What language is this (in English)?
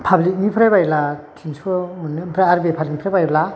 Bodo